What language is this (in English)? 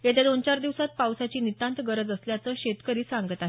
Marathi